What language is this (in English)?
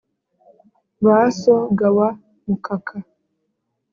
Kinyarwanda